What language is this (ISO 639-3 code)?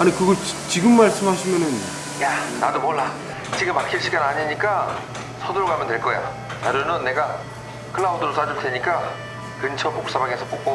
kor